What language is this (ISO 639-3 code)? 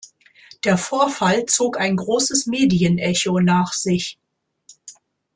deu